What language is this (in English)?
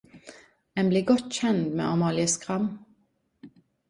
Norwegian Nynorsk